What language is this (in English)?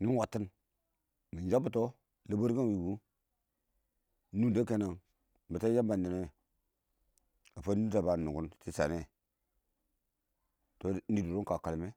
Awak